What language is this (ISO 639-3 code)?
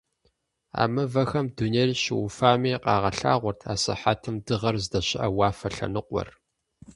kbd